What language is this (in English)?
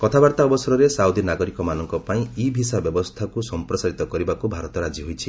Odia